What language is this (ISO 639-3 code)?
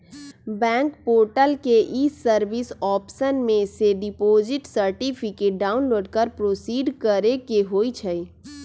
mag